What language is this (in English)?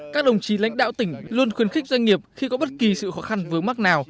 Vietnamese